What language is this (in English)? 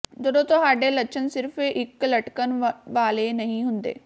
Punjabi